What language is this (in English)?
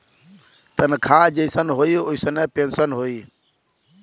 Bhojpuri